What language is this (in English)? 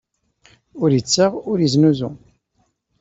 Kabyle